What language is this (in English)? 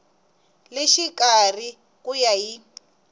Tsonga